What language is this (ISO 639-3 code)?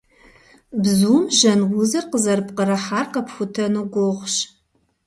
kbd